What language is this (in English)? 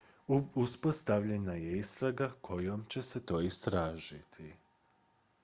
Croatian